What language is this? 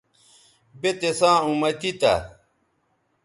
Bateri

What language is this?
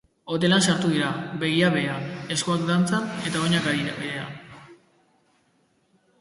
Basque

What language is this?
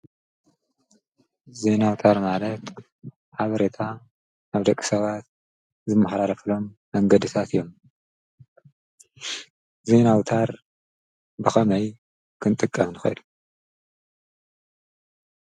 Tigrinya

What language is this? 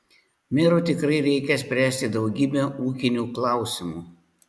Lithuanian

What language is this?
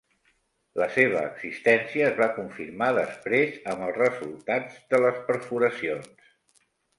Catalan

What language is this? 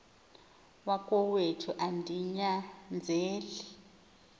Xhosa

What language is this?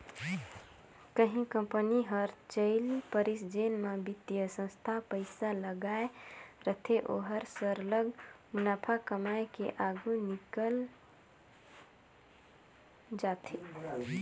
Chhattisgarhi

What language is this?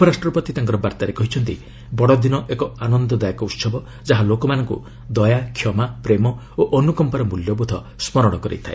Odia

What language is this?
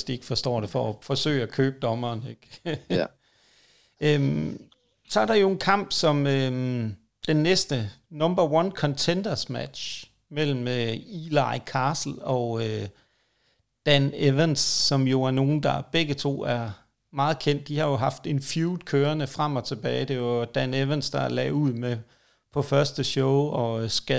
Danish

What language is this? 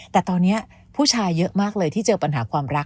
Thai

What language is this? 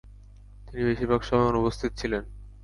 Bangla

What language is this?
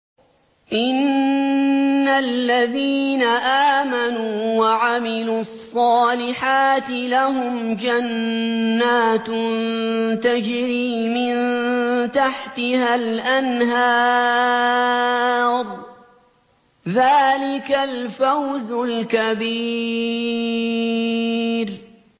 Arabic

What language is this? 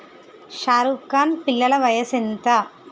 Telugu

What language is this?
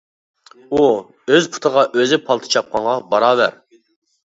Uyghur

